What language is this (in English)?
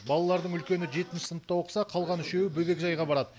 Kazakh